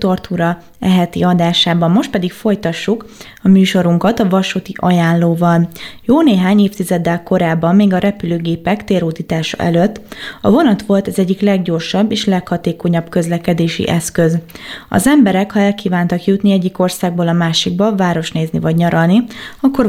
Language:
Hungarian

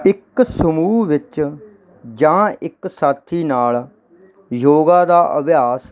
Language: Punjabi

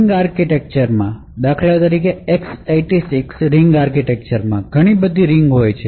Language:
Gujarati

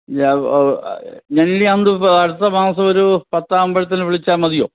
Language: Malayalam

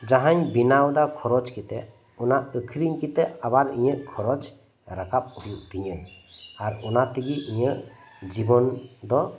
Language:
Santali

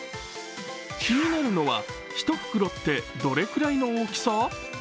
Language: Japanese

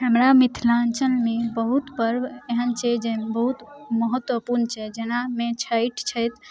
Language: Maithili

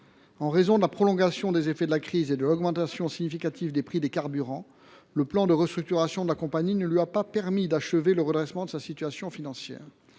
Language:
French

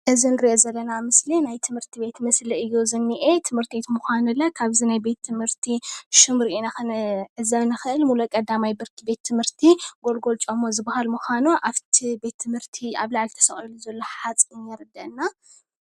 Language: Tigrinya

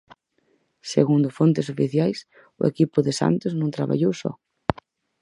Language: Galician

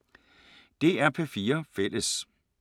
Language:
Danish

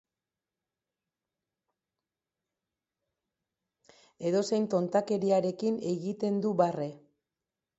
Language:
Basque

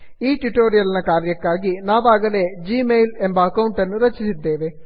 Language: Kannada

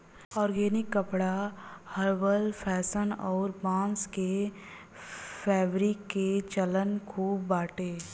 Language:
Bhojpuri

